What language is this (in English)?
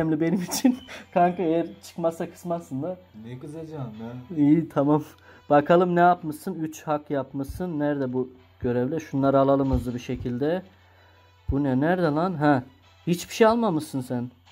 Turkish